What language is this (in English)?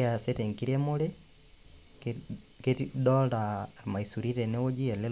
Masai